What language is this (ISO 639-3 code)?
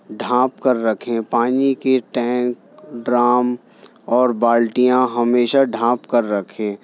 urd